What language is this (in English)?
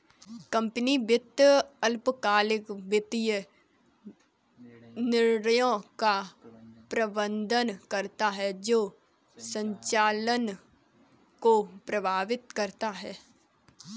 Hindi